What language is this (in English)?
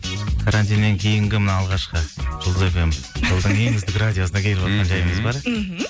Kazakh